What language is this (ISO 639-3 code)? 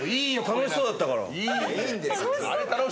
jpn